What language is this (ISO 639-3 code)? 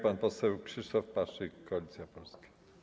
pol